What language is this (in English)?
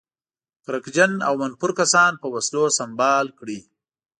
Pashto